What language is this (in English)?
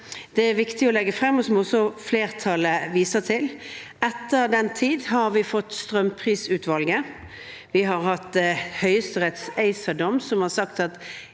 Norwegian